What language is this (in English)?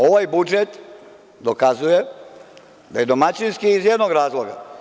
Serbian